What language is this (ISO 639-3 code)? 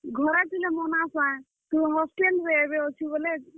ori